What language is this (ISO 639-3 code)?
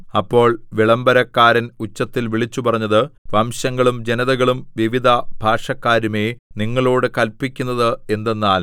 mal